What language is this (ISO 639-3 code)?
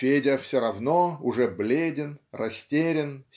rus